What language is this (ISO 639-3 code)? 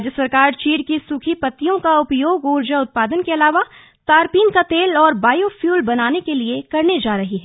hin